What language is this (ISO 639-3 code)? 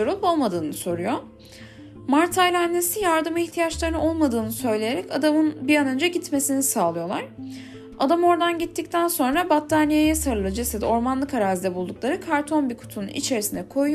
tur